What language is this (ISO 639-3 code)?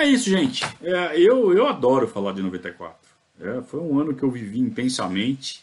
por